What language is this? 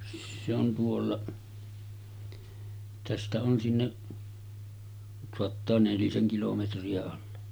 Finnish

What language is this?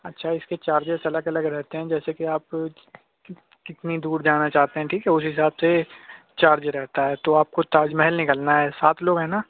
Urdu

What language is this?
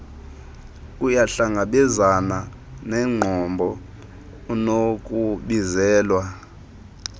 Xhosa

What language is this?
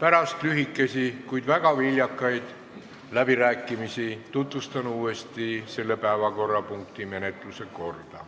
Estonian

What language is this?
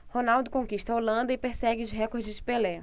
Portuguese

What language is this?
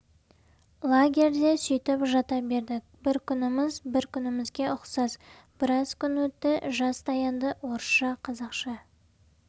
Kazakh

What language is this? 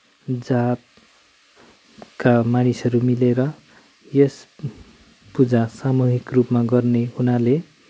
Nepali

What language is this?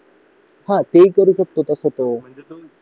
Marathi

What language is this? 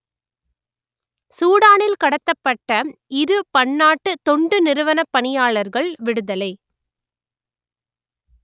Tamil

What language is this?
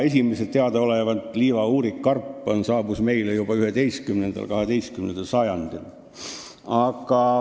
Estonian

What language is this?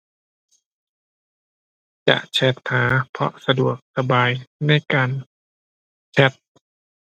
Thai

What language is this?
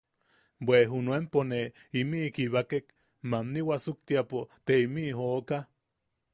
Yaqui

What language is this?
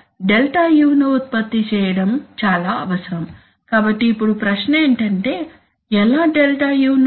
Telugu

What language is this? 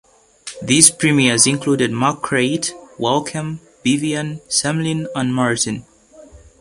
English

